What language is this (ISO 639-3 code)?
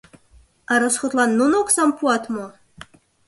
chm